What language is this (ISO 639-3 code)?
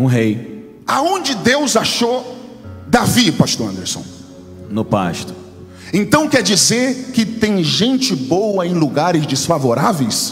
por